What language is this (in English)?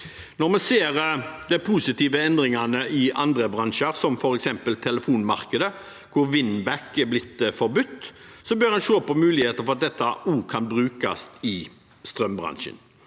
Norwegian